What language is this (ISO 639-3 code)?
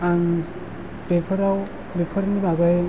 brx